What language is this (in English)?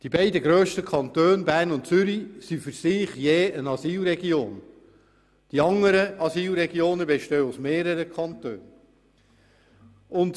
Swiss German